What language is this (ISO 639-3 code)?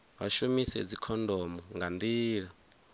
ven